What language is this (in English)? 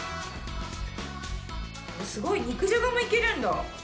Japanese